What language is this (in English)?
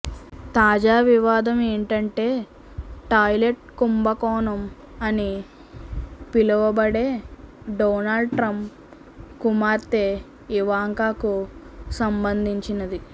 Telugu